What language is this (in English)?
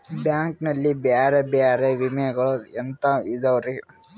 Kannada